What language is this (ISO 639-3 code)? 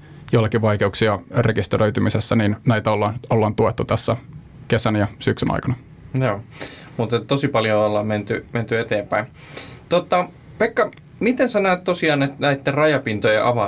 fin